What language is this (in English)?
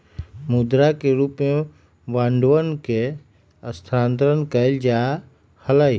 Magahi